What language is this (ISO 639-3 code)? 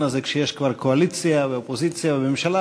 heb